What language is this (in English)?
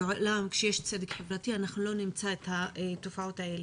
Hebrew